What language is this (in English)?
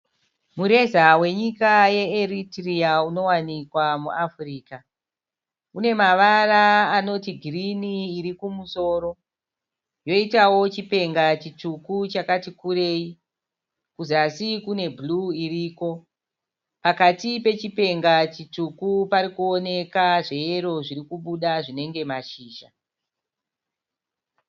Shona